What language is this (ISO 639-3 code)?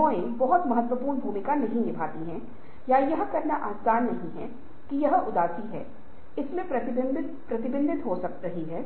hin